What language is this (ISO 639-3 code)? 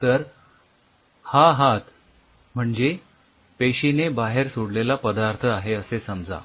mar